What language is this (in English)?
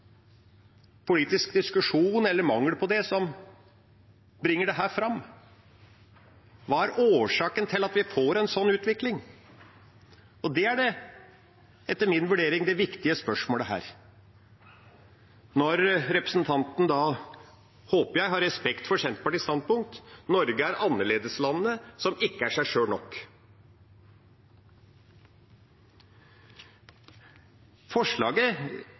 Norwegian Bokmål